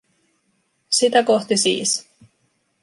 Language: Finnish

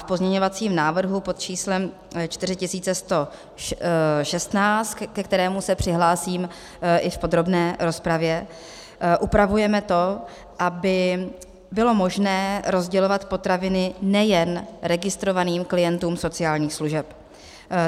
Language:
Czech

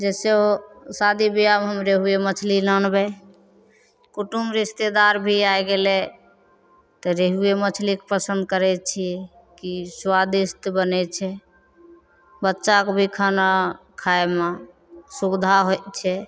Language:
Maithili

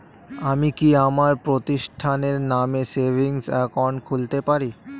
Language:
Bangla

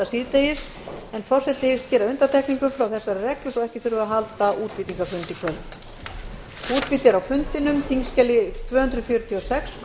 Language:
Icelandic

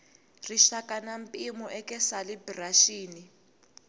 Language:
Tsonga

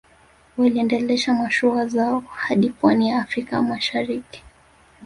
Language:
Swahili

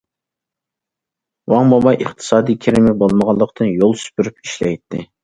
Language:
Uyghur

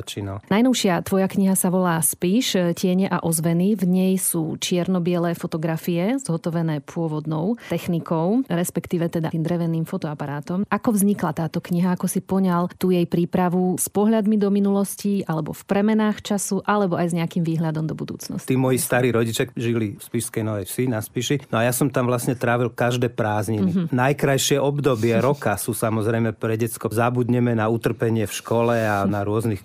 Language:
Slovak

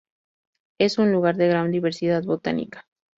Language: Spanish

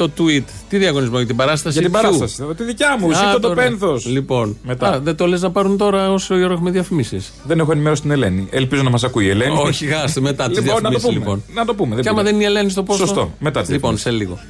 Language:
Greek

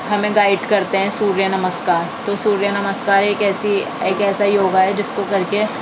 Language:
Urdu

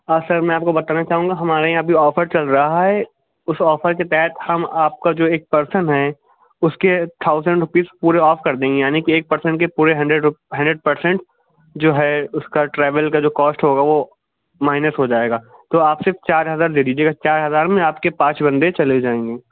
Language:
Urdu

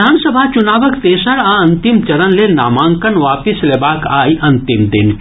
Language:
Maithili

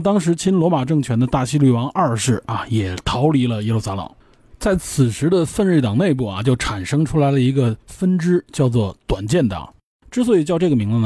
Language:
Chinese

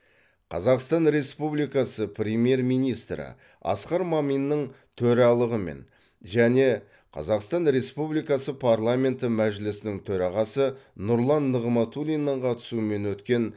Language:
Kazakh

